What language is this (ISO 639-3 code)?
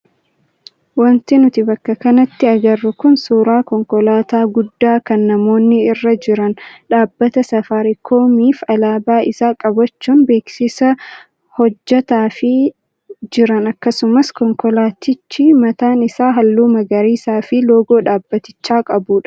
orm